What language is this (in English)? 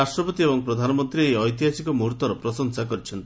Odia